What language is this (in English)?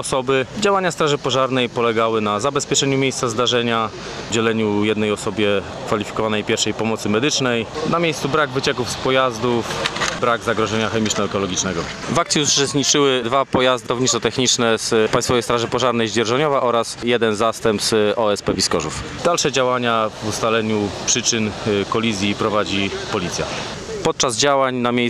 Polish